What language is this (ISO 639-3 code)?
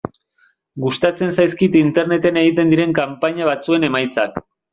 eus